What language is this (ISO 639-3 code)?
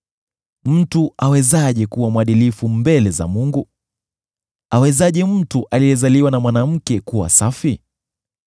swa